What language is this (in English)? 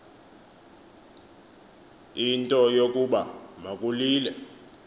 Xhosa